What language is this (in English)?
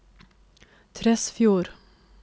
Norwegian